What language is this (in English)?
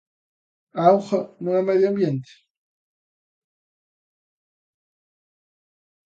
Galician